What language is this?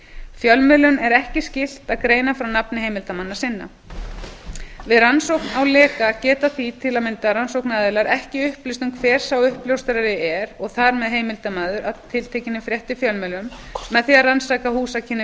Icelandic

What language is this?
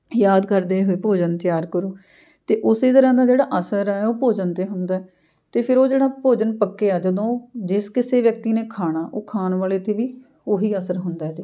Punjabi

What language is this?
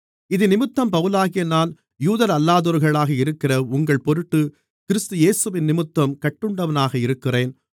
Tamil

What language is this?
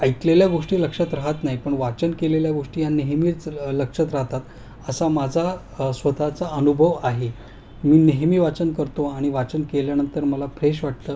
Marathi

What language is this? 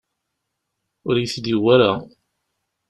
Kabyle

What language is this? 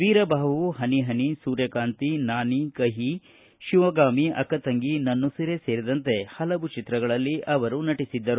Kannada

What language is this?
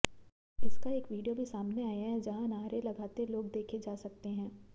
Hindi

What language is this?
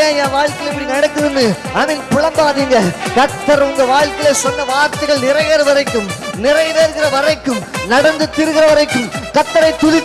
Tamil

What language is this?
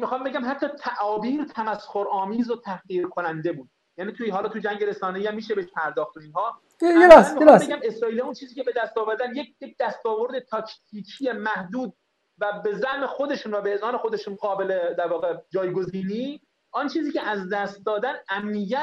Persian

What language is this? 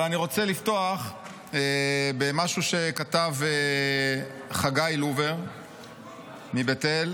Hebrew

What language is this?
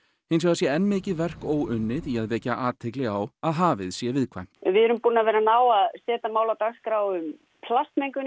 Icelandic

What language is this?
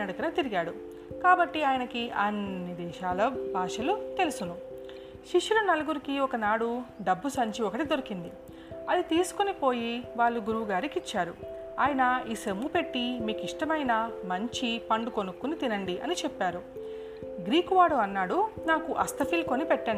Telugu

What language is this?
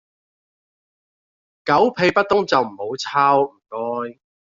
Cantonese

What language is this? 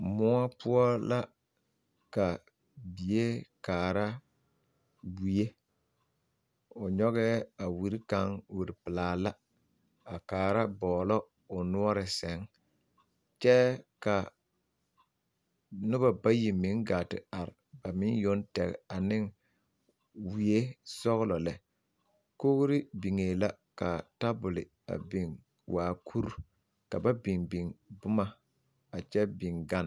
Southern Dagaare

